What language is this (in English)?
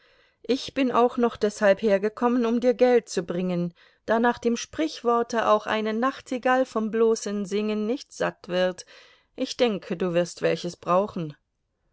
German